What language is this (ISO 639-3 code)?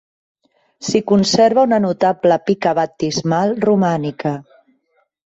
cat